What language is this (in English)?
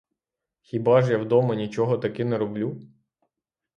Ukrainian